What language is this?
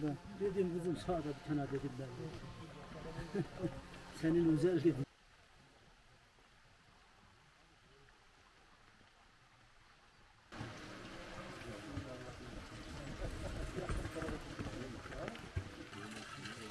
Turkish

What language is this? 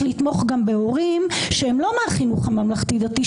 Hebrew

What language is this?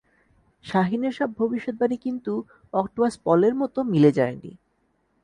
Bangla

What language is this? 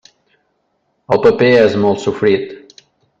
Catalan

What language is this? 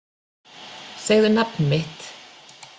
Icelandic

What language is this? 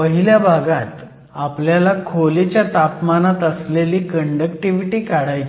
Marathi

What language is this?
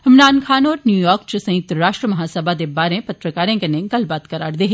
Dogri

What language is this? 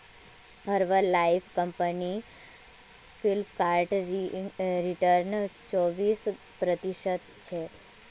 Magahi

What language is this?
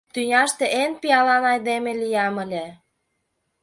Mari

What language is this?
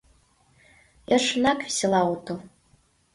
Mari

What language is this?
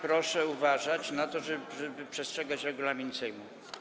Polish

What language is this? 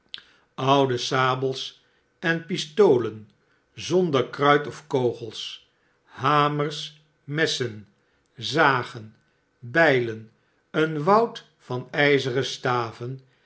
Dutch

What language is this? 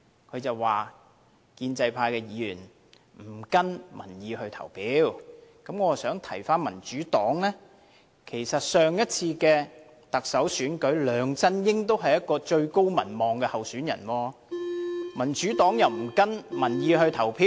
Cantonese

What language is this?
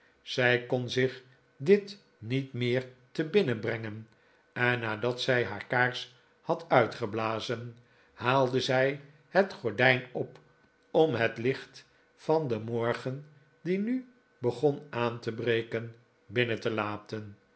Dutch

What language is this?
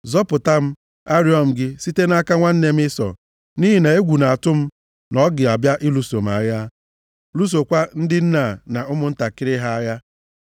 Igbo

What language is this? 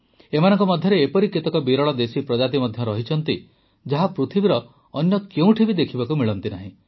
Odia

